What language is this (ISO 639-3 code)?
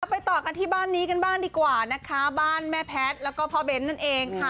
tha